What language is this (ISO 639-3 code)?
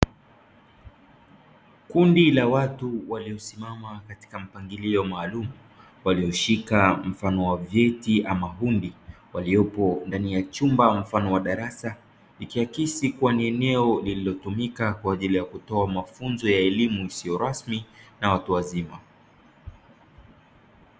swa